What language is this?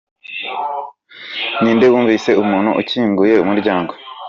Kinyarwanda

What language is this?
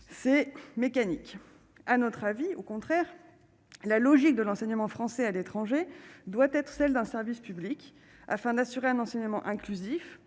French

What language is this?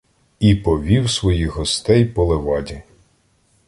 Ukrainian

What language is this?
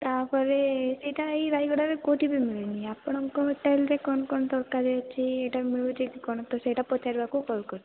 Odia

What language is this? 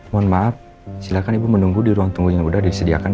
Indonesian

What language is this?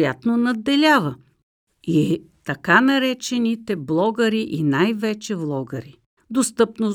Bulgarian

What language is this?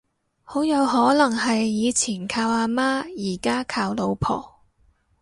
Cantonese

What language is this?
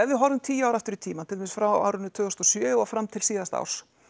Icelandic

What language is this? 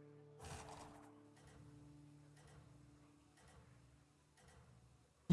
French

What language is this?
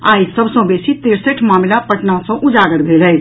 Maithili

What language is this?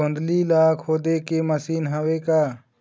Chhattisgarhi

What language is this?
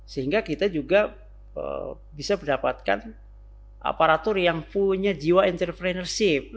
Indonesian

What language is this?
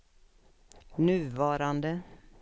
Swedish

